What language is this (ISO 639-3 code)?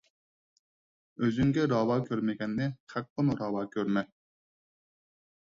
uig